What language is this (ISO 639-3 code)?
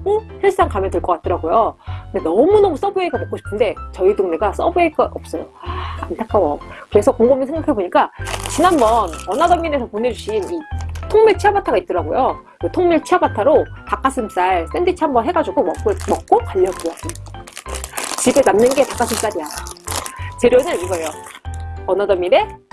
kor